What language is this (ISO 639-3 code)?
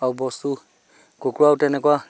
asm